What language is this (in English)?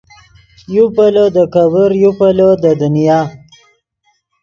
Yidgha